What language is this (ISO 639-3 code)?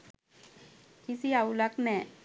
sin